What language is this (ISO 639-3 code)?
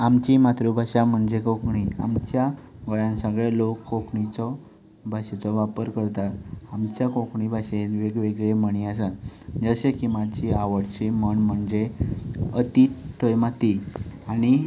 kok